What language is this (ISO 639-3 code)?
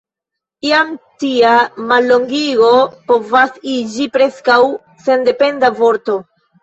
epo